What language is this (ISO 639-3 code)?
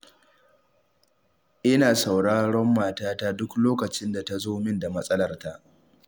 hau